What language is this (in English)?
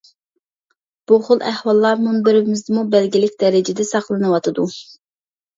Uyghur